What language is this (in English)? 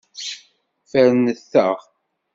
Kabyle